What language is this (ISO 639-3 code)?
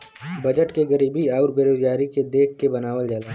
bho